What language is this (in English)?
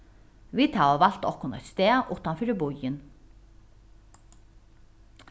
Faroese